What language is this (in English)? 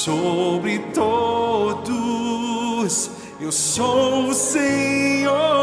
Portuguese